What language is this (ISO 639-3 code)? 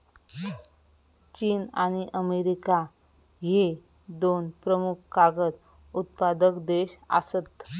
mar